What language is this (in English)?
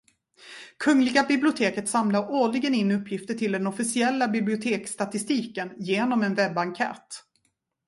Swedish